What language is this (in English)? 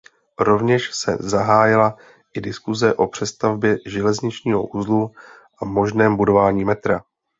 Czech